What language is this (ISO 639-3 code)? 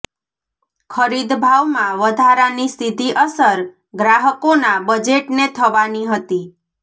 guj